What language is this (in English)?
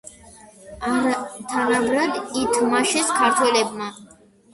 Georgian